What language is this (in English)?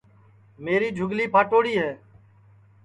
Sansi